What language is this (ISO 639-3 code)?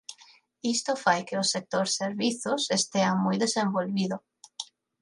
glg